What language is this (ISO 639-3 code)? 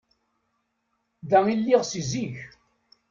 kab